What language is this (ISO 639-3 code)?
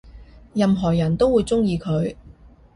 yue